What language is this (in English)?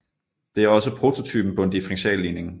Danish